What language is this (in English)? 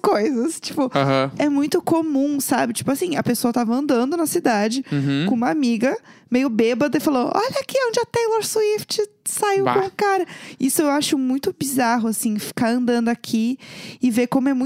Portuguese